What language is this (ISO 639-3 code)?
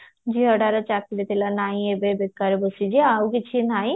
ori